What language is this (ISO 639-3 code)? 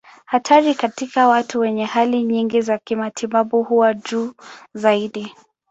swa